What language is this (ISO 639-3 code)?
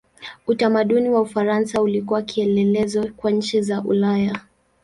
swa